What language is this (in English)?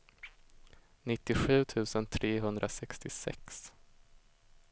Swedish